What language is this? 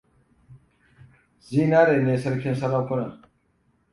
Hausa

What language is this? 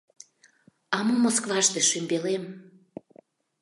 Mari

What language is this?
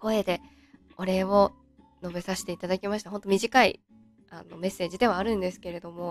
Japanese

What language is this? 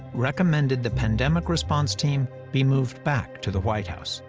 English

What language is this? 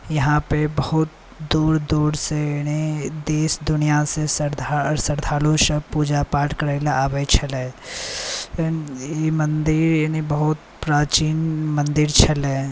Maithili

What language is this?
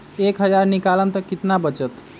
Magahi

